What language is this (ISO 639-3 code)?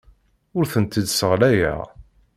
kab